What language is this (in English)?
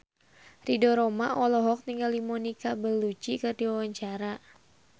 Sundanese